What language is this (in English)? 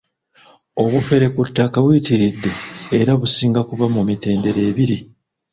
Ganda